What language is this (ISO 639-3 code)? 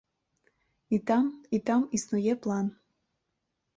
bel